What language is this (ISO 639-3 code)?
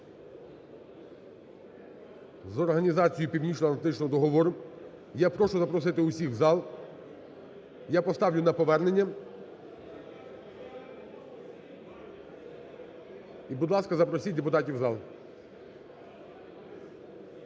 ukr